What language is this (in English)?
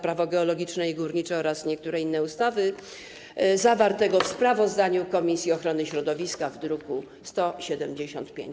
Polish